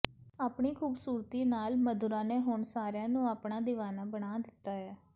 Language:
Punjabi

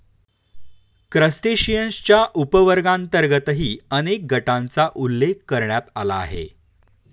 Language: Marathi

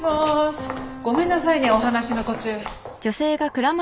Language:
Japanese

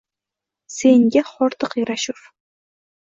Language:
Uzbek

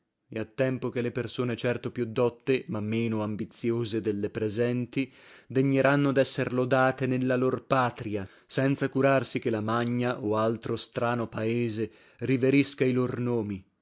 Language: Italian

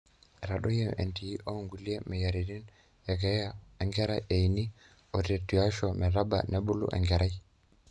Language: Masai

